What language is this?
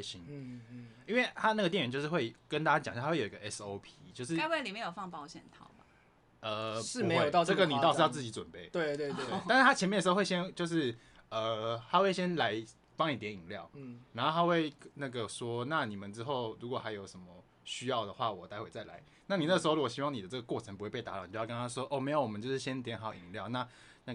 Chinese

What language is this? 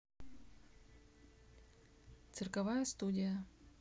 Russian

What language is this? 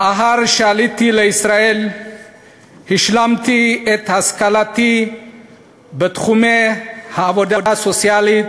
Hebrew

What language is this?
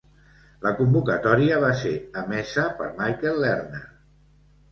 Catalan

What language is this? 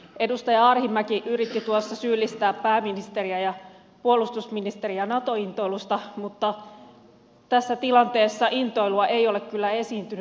Finnish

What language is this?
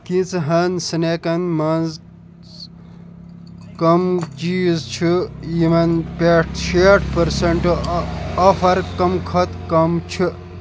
Kashmiri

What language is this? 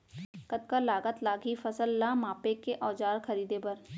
Chhattisgarhi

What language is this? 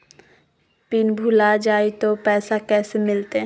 Magahi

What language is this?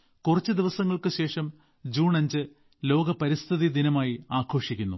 Malayalam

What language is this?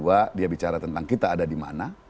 Indonesian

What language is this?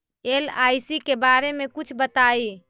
Magahi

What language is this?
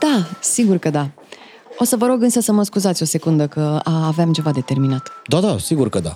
Romanian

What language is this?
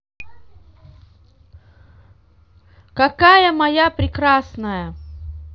Russian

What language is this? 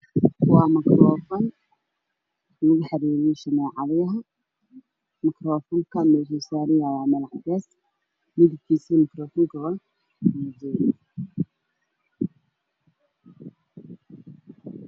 Somali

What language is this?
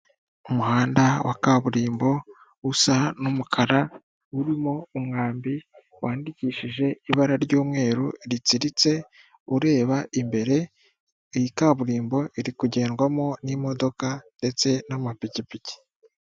Kinyarwanda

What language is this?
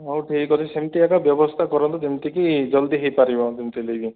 Odia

